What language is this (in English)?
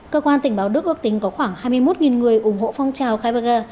Vietnamese